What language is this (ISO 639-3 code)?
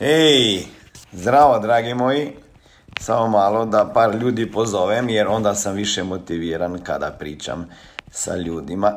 hrv